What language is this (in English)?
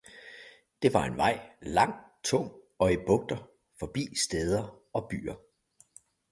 Danish